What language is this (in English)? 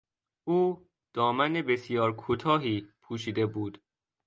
Persian